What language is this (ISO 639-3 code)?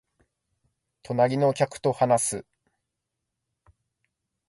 jpn